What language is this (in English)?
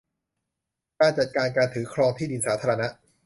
Thai